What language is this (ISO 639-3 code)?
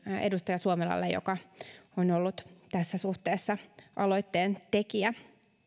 fin